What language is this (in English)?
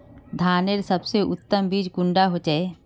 Magahi